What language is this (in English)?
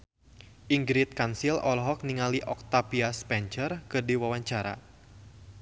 Sundanese